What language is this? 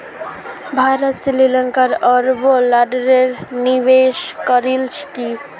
Magahi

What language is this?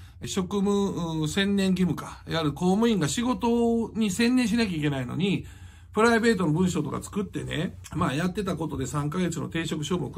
Japanese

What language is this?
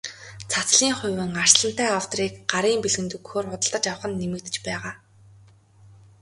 Mongolian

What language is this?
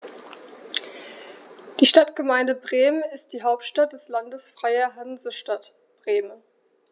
German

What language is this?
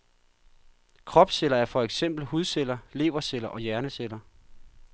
Danish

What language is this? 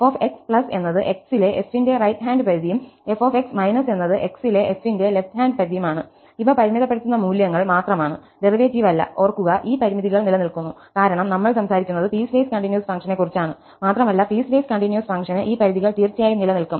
Malayalam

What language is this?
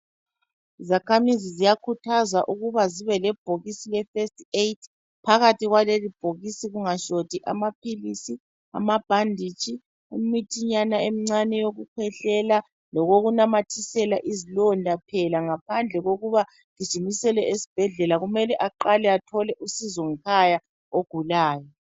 North Ndebele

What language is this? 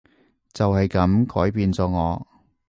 Cantonese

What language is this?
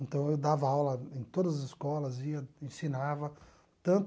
Portuguese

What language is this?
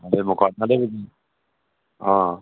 Dogri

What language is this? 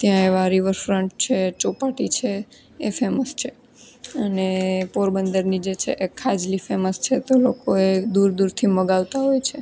Gujarati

